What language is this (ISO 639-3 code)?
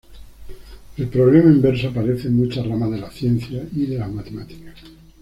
spa